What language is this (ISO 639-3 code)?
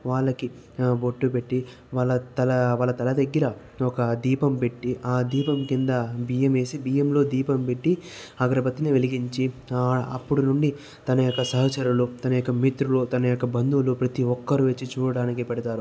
tel